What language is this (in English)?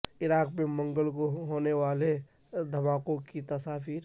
Urdu